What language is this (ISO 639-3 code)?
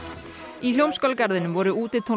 isl